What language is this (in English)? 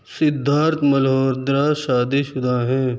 Urdu